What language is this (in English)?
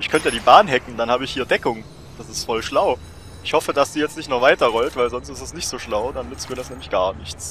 German